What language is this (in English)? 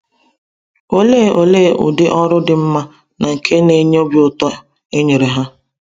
Igbo